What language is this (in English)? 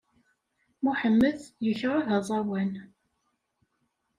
Kabyle